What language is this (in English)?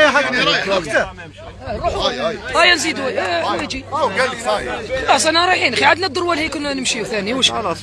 Arabic